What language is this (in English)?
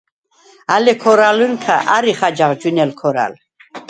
Svan